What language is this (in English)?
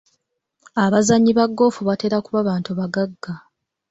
Ganda